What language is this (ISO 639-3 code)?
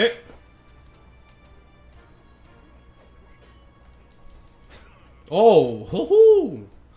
spa